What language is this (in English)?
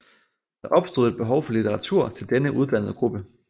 Danish